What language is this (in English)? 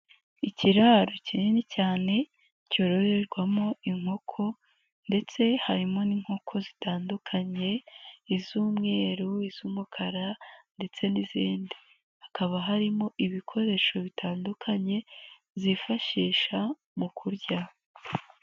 Kinyarwanda